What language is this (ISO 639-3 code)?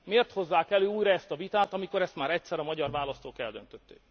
hun